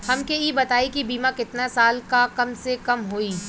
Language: Bhojpuri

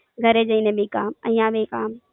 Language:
Gujarati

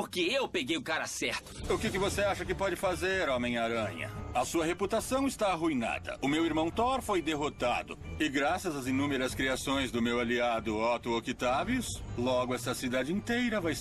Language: Portuguese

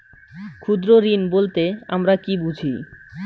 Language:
Bangla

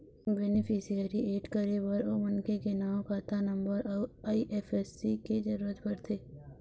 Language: Chhattisgarhi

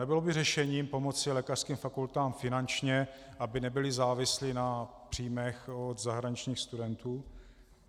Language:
Czech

